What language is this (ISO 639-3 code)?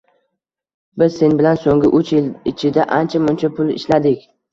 uzb